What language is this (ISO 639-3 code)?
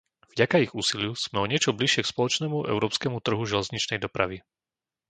slk